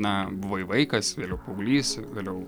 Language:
Lithuanian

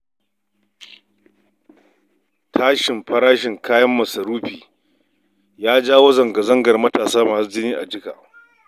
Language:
Hausa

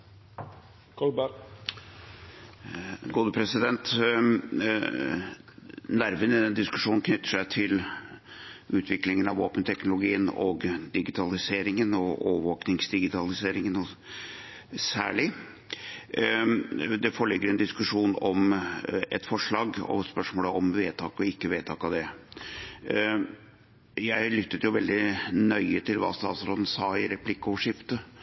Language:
Norwegian Bokmål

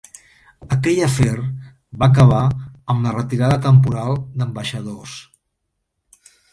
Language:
Catalan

